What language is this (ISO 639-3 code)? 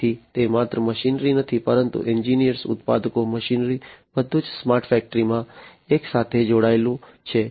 guj